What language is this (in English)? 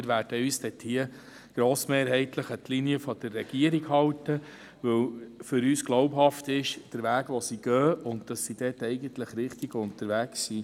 Swiss German